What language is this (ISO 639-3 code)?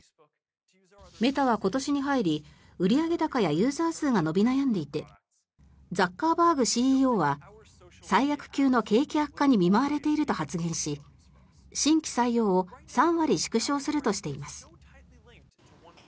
jpn